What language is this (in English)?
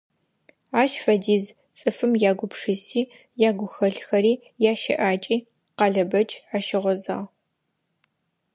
Adyghe